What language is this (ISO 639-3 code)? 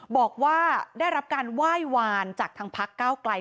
tha